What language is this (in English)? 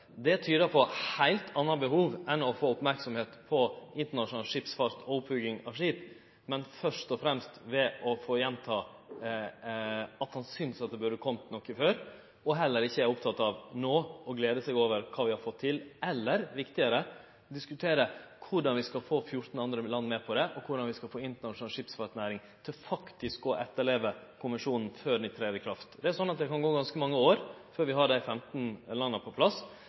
Norwegian Nynorsk